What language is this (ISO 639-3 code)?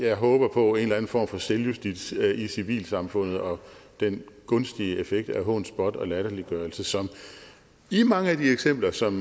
dan